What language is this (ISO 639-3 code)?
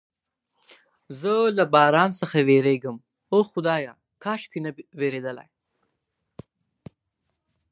pus